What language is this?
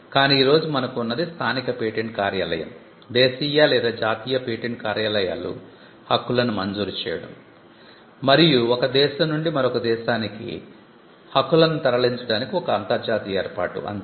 Telugu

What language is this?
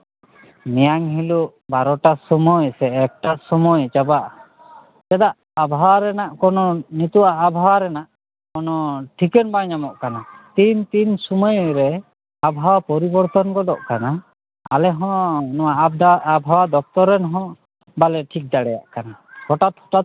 Santali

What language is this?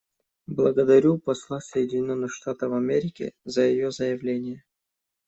Russian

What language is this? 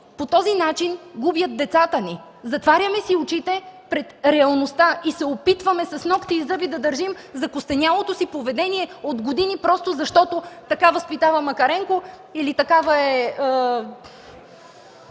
Bulgarian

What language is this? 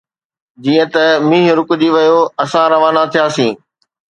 Sindhi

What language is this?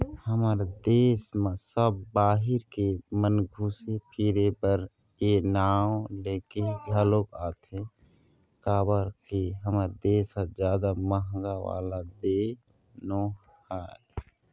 Chhattisgarhi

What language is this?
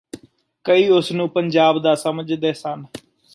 Punjabi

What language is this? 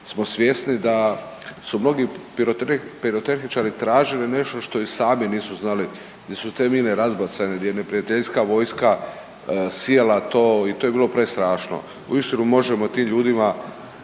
Croatian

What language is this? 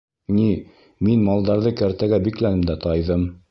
Bashkir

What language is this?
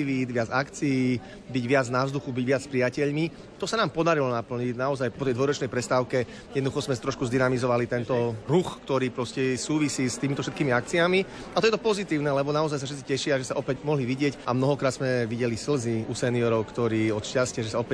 Slovak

